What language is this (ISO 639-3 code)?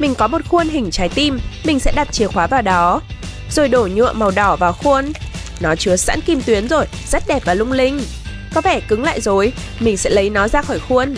vie